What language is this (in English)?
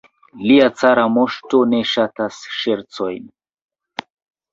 Esperanto